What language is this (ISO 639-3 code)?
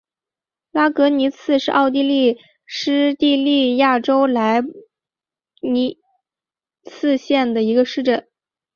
zho